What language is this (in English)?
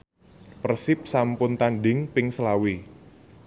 Javanese